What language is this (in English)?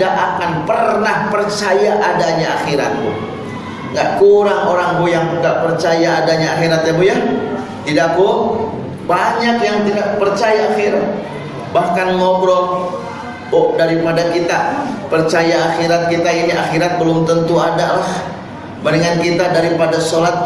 Indonesian